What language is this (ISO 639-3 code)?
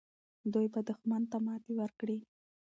pus